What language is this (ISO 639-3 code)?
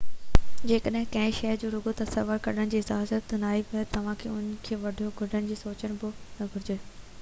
snd